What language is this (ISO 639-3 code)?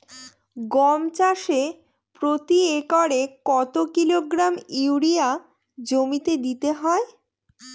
ben